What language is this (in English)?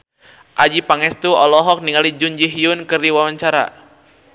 Sundanese